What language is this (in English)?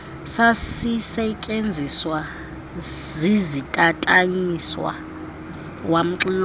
Xhosa